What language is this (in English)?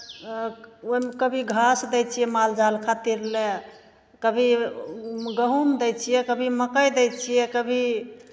Maithili